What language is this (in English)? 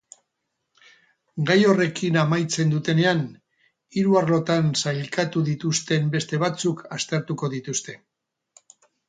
Basque